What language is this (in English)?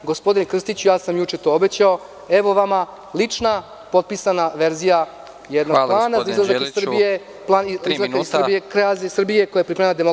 Serbian